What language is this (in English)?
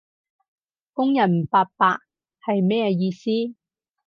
Cantonese